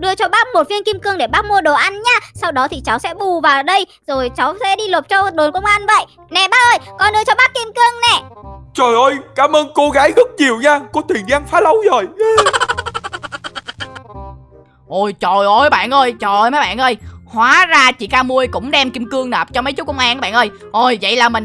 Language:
Vietnamese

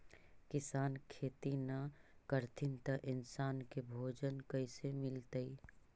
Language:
Magahi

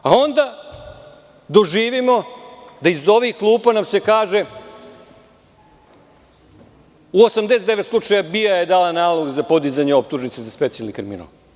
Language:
Serbian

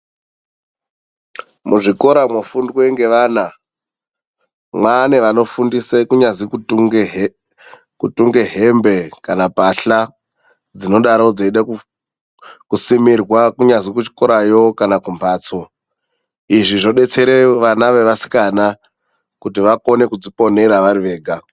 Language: Ndau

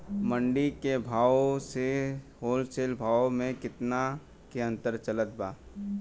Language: Bhojpuri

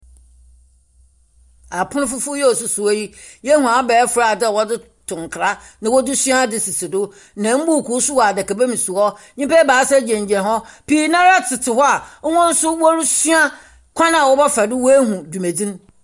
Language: Akan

